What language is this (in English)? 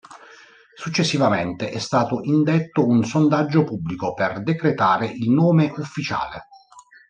Italian